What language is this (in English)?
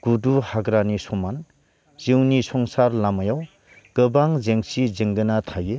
Bodo